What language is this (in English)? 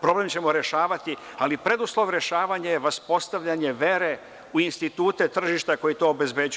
Serbian